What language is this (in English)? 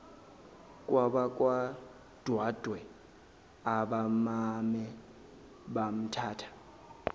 Zulu